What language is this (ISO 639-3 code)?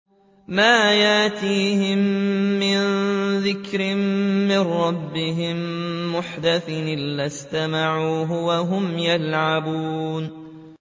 ara